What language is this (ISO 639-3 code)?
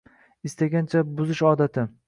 uzb